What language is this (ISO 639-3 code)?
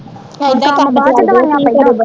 pan